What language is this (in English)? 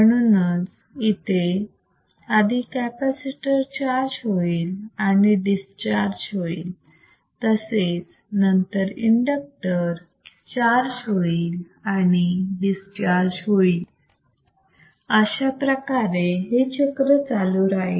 Marathi